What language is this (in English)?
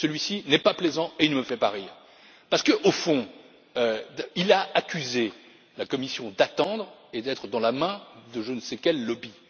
French